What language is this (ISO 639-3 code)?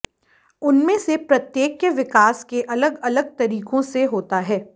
hin